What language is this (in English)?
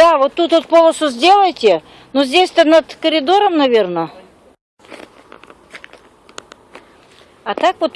Russian